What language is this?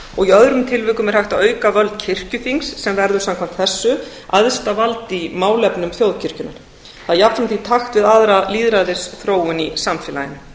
Icelandic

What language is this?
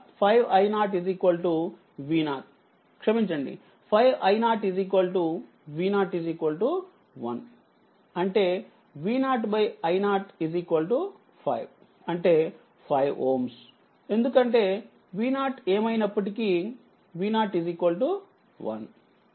Telugu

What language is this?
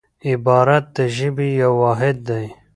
Pashto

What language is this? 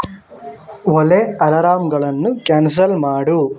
Kannada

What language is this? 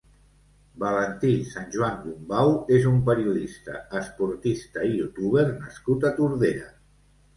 Catalan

